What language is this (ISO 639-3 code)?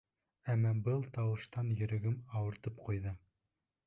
bak